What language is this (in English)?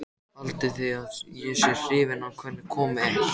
Icelandic